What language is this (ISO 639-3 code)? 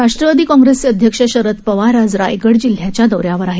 mar